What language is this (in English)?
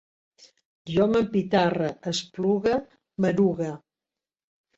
Catalan